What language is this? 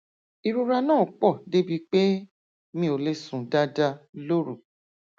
Yoruba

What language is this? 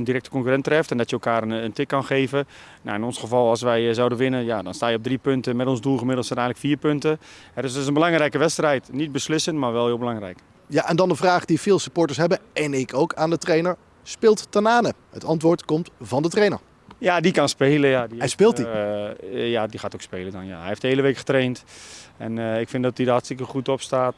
Dutch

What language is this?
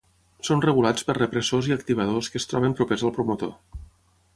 Catalan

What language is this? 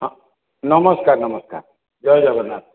Odia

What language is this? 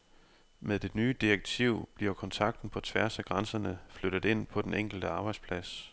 Danish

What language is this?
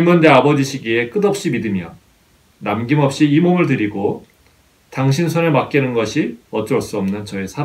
Korean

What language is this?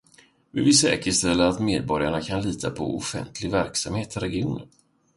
Swedish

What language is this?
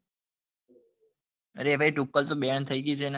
Gujarati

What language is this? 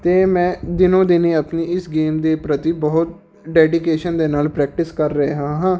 Punjabi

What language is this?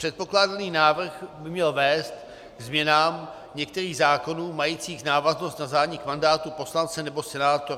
Czech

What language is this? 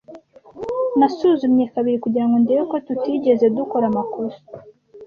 Kinyarwanda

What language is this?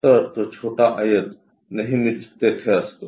Marathi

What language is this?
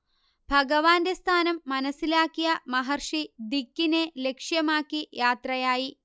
Malayalam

